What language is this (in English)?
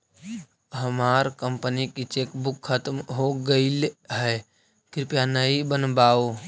Magahi